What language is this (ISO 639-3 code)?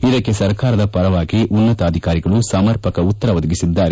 kan